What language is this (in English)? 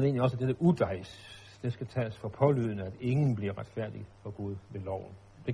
Danish